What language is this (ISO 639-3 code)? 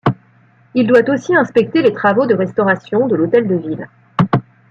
fra